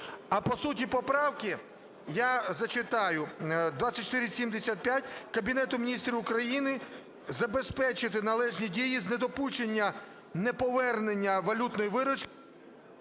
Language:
Ukrainian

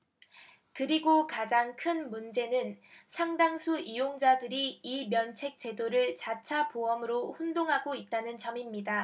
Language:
Korean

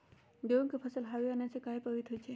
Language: Magahi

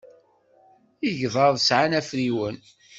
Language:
Kabyle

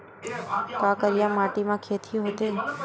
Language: Chhattisgarhi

